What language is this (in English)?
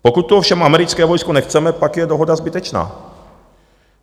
Czech